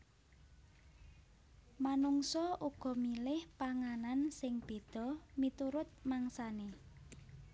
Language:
Javanese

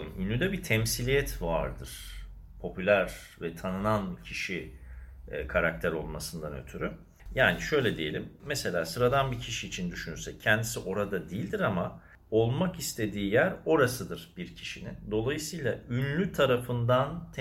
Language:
Turkish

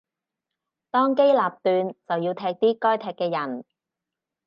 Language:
Cantonese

